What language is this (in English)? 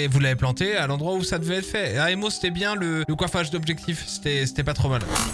French